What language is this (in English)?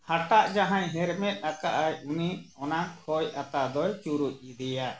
Santali